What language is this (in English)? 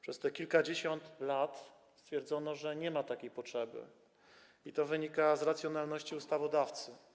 Polish